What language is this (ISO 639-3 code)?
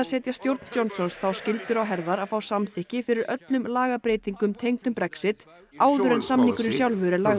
isl